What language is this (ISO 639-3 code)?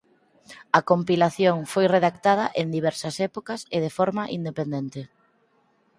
glg